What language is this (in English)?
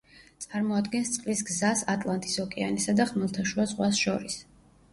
Georgian